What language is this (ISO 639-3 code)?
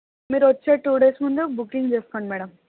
tel